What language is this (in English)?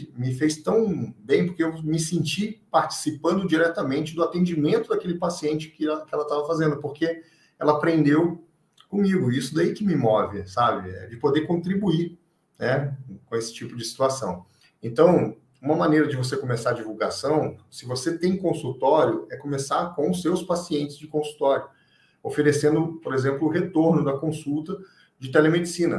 Portuguese